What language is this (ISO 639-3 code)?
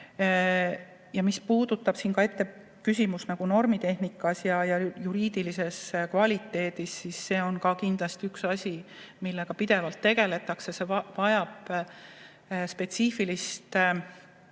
est